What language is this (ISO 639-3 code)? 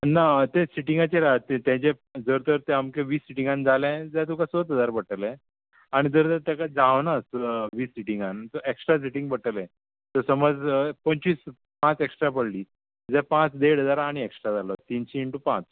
kok